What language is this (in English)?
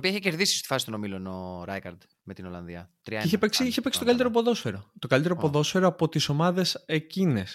Greek